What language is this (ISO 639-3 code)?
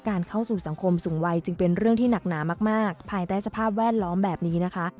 tha